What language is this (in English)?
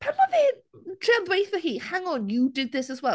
Welsh